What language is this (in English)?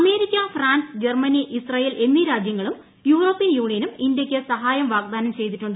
Malayalam